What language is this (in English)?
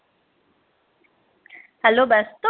Bangla